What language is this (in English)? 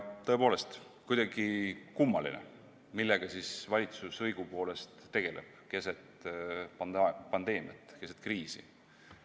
Estonian